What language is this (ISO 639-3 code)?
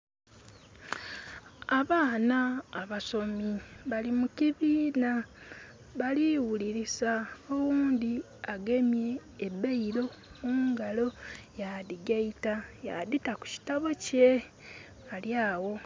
xog